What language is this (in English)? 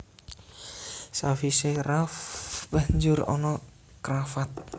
Javanese